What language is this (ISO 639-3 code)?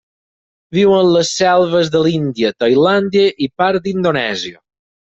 cat